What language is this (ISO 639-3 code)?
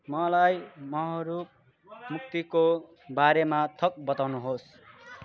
nep